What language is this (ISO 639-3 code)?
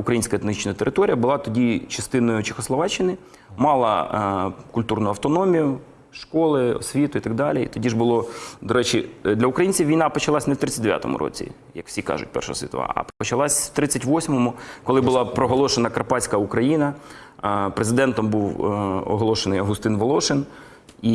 ukr